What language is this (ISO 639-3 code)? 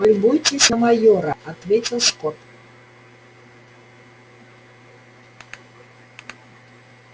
rus